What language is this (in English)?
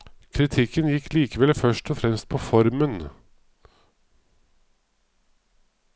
Norwegian